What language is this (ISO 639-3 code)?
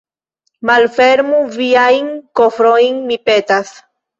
epo